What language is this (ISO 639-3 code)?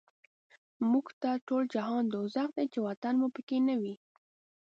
pus